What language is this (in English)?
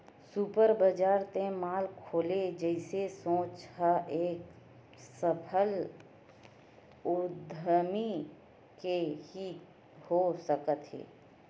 Chhattisgarhi